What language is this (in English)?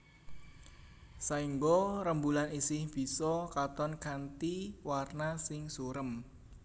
Javanese